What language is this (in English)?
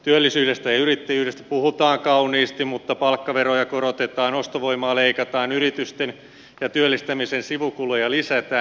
Finnish